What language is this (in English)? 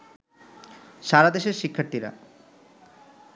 Bangla